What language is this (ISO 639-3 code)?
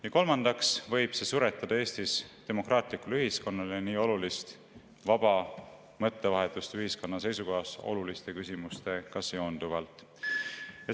est